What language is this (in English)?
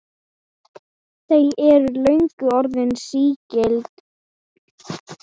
Icelandic